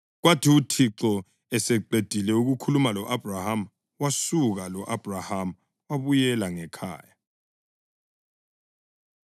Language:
North Ndebele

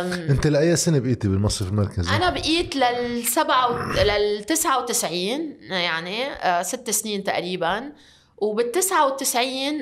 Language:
Arabic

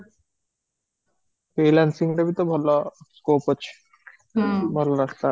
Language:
Odia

